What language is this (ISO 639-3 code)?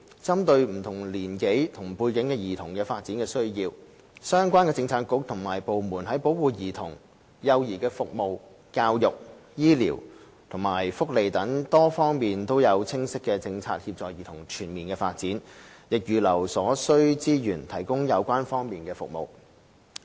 yue